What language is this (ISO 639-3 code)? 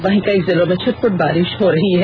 hin